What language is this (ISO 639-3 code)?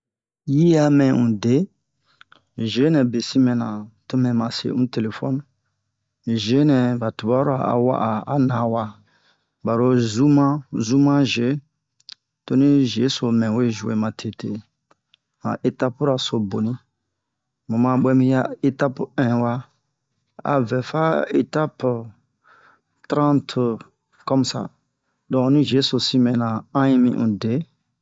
bmq